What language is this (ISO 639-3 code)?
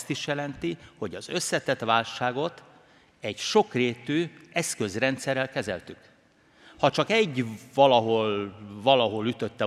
hun